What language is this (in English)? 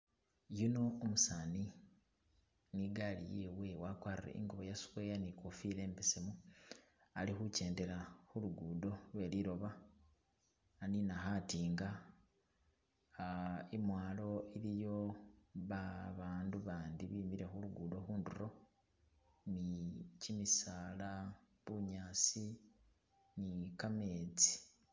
Masaaba